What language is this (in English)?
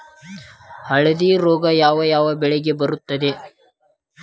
Kannada